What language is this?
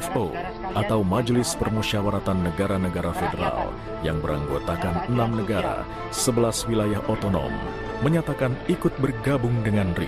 Indonesian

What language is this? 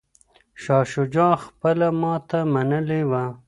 Pashto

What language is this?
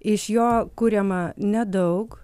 Lithuanian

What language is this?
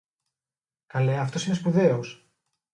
Greek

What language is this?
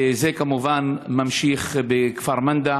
Hebrew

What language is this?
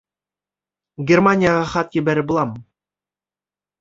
Bashkir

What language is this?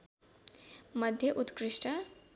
Nepali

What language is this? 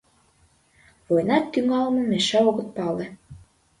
Mari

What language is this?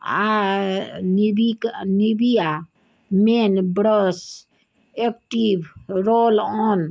Maithili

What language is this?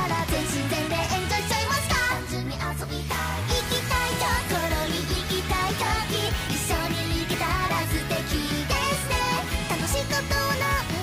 Japanese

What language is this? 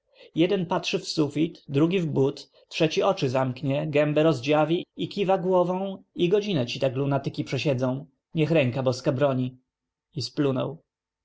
Polish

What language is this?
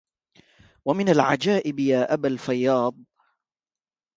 Arabic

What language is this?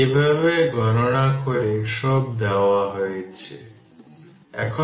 Bangla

